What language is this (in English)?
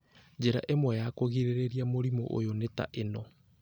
Kikuyu